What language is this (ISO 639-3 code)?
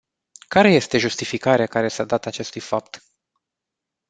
ron